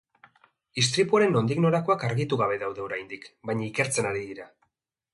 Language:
Basque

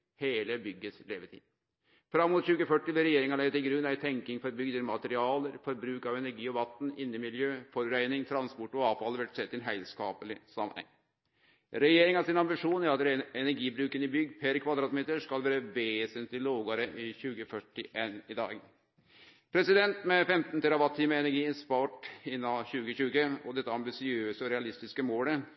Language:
Norwegian Nynorsk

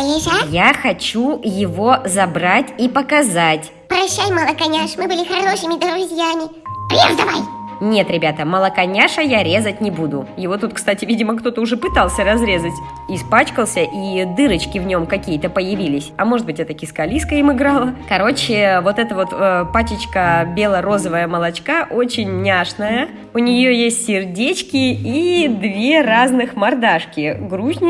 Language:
Russian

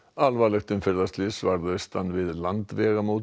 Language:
Icelandic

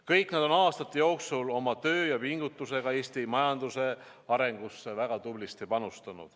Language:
Estonian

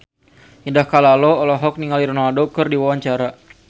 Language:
Sundanese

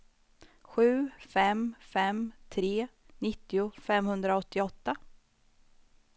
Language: Swedish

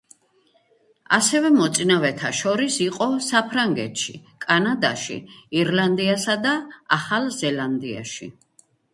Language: Georgian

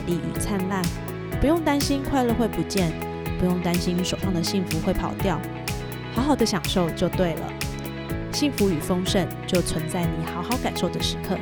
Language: Chinese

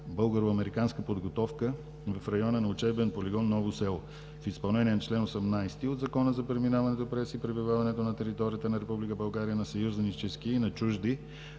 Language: Bulgarian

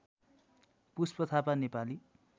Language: Nepali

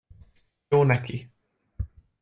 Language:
Hungarian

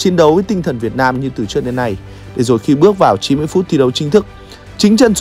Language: Vietnamese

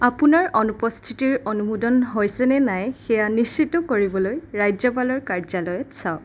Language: Assamese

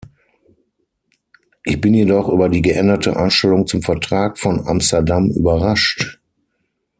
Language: German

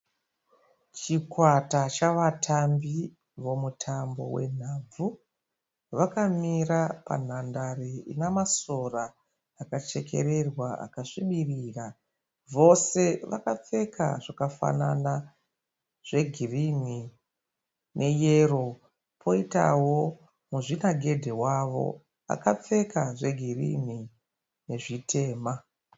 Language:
Shona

